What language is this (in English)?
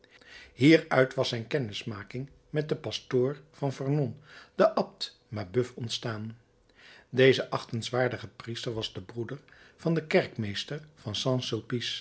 Dutch